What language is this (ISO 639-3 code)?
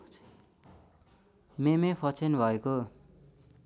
nep